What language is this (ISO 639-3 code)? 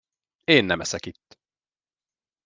hun